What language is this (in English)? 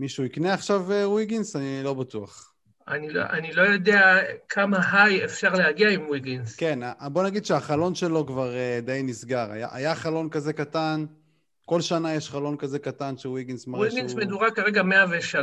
Hebrew